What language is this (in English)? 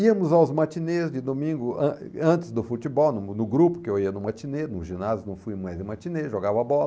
Portuguese